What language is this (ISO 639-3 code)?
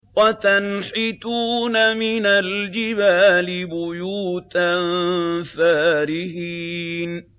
ara